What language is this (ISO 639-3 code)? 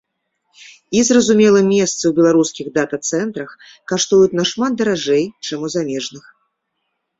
bel